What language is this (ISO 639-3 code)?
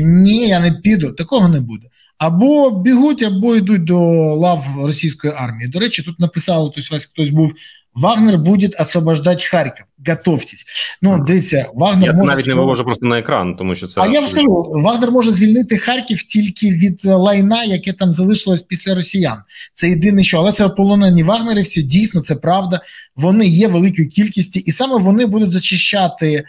ukr